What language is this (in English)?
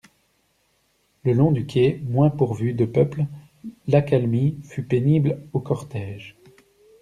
French